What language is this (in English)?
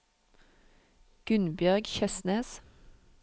Norwegian